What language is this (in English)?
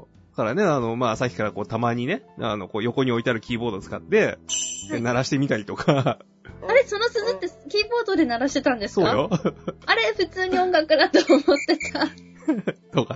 Japanese